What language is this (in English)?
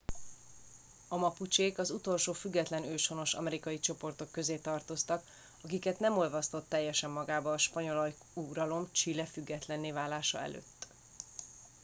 Hungarian